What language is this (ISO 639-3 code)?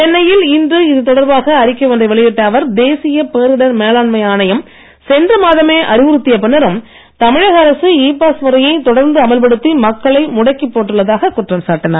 tam